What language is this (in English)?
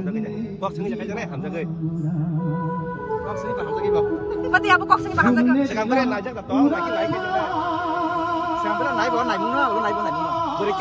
Indonesian